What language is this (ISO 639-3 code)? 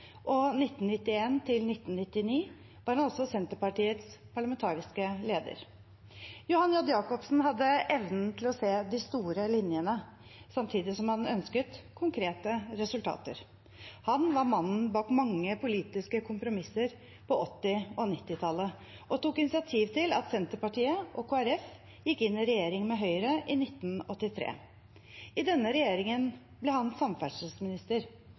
nob